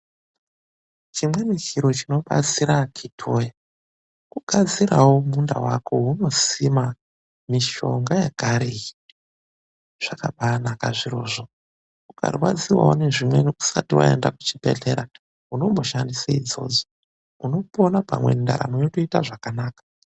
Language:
Ndau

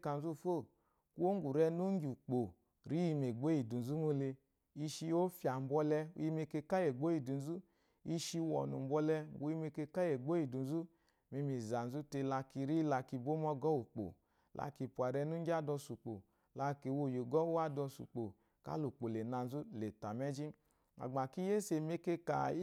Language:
Eloyi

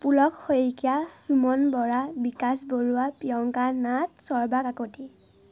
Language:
Assamese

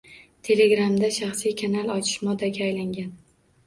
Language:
Uzbek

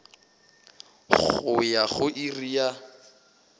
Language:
Northern Sotho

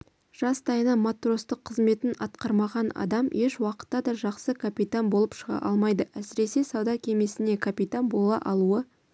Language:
Kazakh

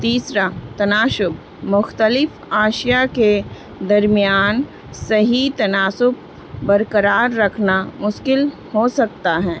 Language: Urdu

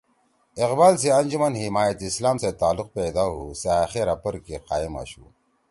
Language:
Torwali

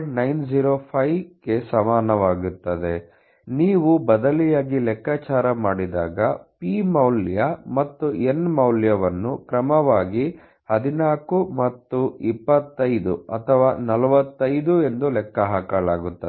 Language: Kannada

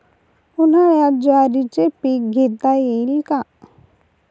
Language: Marathi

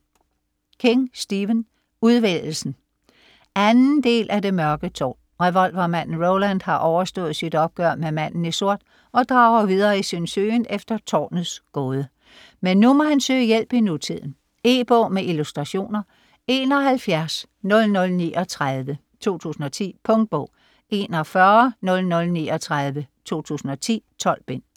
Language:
Danish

